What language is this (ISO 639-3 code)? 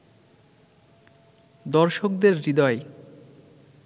ben